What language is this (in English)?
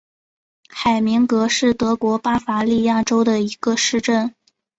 Chinese